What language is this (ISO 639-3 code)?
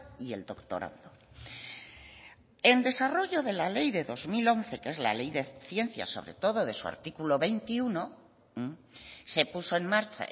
spa